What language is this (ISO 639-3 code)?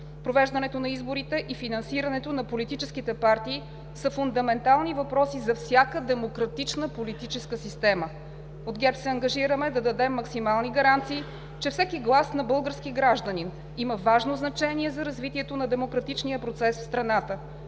bul